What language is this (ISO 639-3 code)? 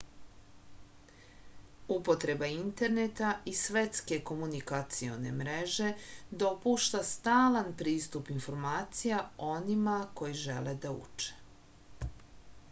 srp